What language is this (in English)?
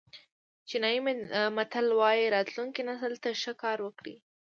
Pashto